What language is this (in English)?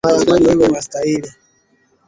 Swahili